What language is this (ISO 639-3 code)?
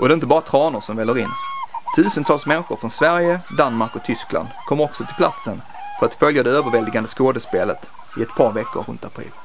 swe